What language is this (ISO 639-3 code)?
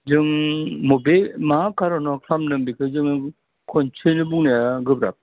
brx